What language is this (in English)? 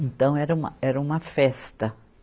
Portuguese